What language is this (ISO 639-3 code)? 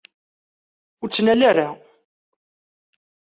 kab